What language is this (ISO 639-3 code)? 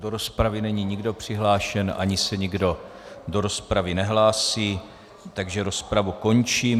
ces